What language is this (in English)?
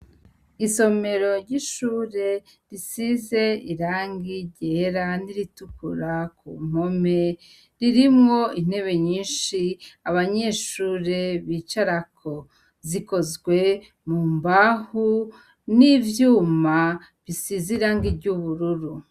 Rundi